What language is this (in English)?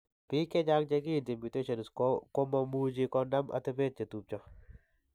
Kalenjin